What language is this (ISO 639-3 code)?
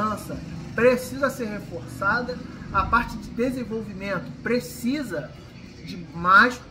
por